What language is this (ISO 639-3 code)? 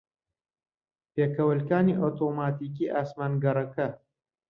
ckb